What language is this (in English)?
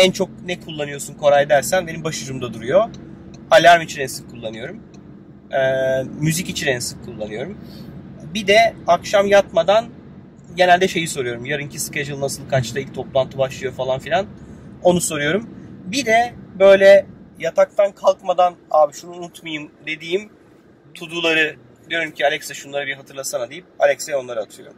Turkish